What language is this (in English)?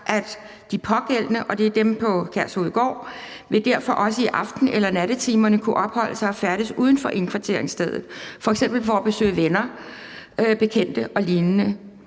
Danish